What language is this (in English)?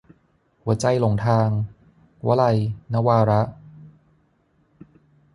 Thai